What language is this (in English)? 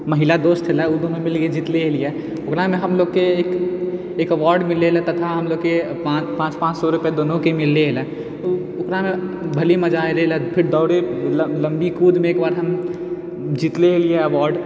Maithili